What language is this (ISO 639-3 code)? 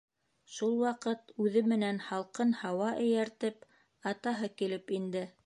bak